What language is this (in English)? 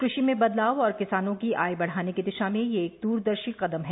Hindi